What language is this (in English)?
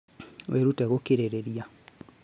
Kikuyu